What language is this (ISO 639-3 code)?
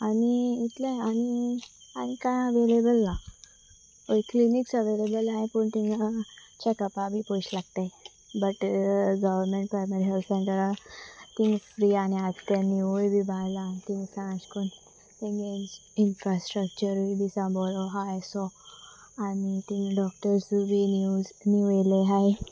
kok